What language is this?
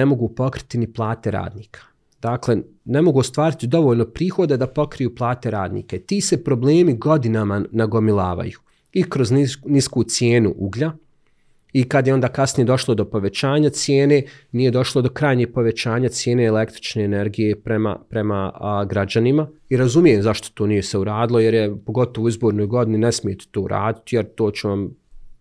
Croatian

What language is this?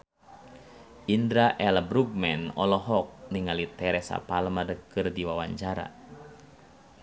Sundanese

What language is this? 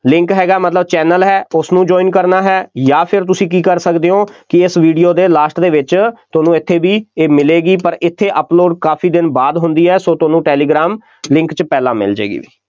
Punjabi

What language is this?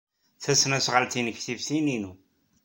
Kabyle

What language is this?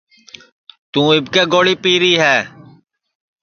Sansi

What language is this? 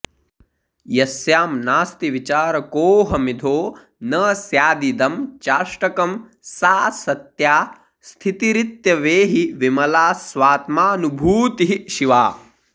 Sanskrit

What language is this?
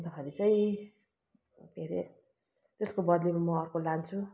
Nepali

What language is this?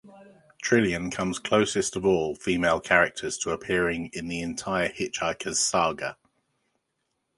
English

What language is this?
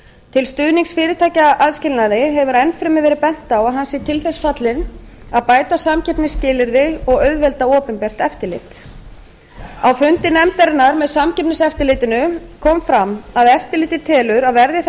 Icelandic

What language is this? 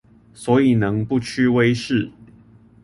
Chinese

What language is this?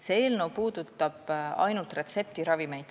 Estonian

